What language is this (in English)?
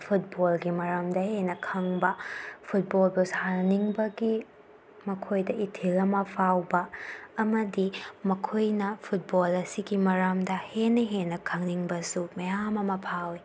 Manipuri